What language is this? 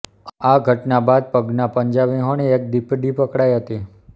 Gujarati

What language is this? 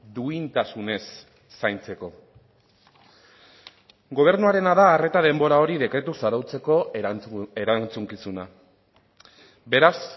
Basque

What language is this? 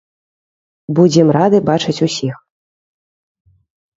Belarusian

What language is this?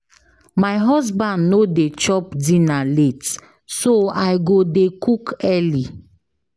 Nigerian Pidgin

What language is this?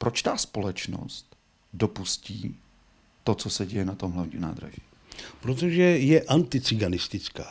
Czech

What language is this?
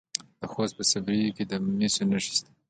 Pashto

